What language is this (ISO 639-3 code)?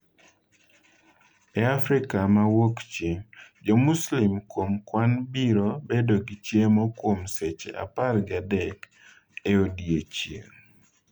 luo